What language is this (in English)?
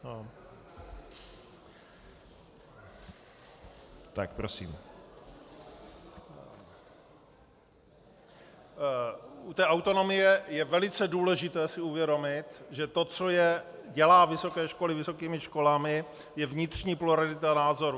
Czech